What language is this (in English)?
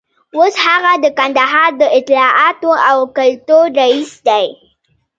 Pashto